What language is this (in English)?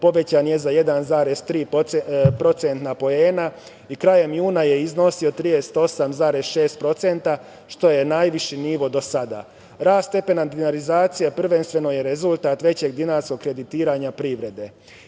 Serbian